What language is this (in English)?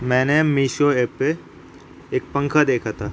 Urdu